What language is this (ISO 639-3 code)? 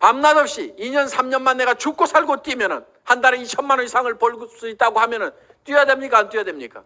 kor